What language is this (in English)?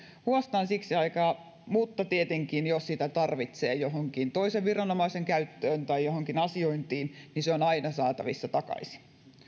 Finnish